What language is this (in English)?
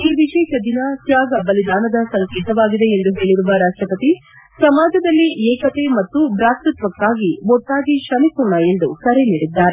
Kannada